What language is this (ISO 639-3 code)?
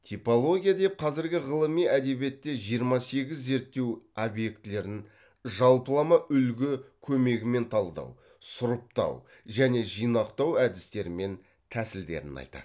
kaz